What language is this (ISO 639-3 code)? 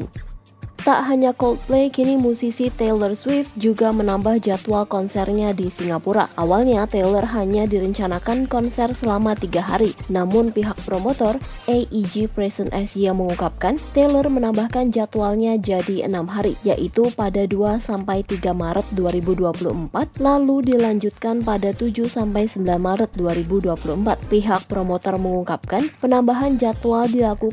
ind